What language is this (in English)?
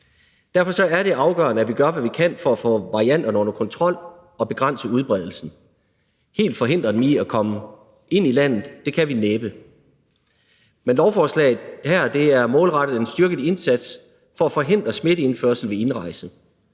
Danish